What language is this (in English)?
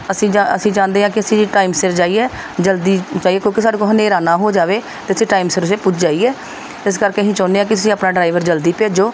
Punjabi